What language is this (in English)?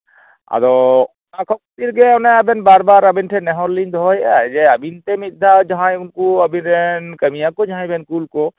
Santali